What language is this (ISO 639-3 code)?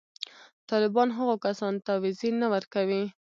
pus